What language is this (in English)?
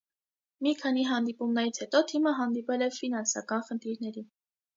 Armenian